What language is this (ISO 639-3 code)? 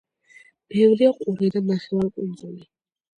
kat